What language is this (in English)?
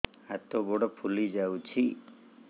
Odia